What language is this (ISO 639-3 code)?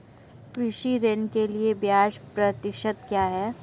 hin